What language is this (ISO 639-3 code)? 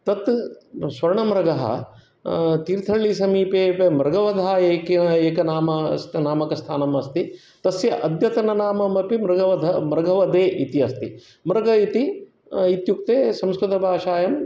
san